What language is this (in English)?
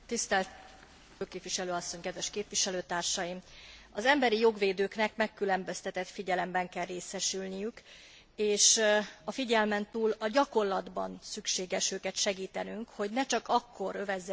Hungarian